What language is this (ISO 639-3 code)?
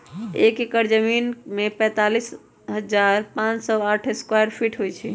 mag